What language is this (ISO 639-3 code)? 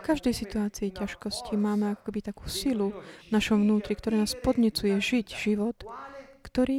slk